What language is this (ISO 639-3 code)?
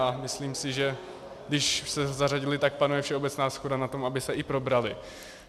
ces